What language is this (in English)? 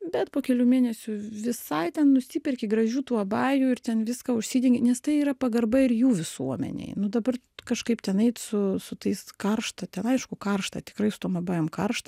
Lithuanian